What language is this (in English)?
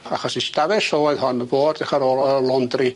Welsh